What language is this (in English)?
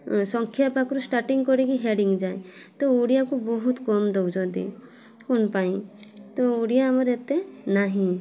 Odia